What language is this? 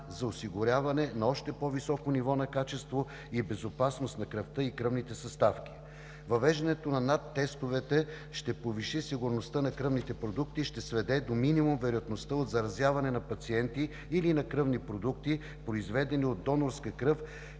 Bulgarian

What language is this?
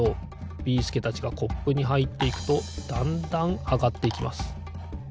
Japanese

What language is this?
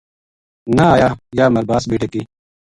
Gujari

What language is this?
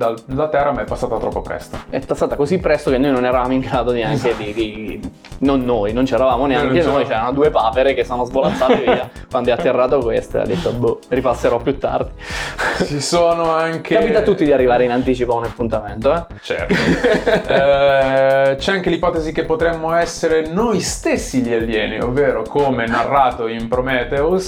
Italian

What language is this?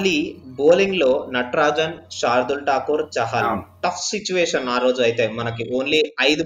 Telugu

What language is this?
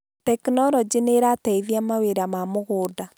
Kikuyu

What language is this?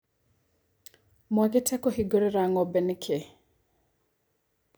Kikuyu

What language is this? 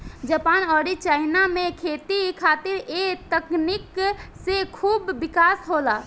Bhojpuri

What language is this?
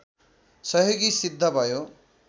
Nepali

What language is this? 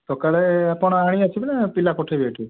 Odia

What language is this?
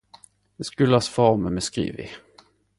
Norwegian Nynorsk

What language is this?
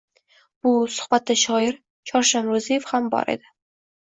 Uzbek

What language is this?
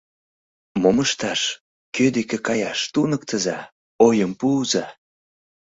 Mari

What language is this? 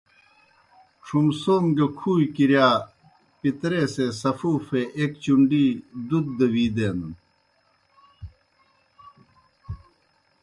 Kohistani Shina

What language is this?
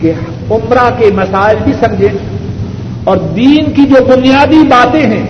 Urdu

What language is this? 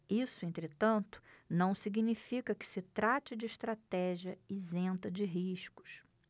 Portuguese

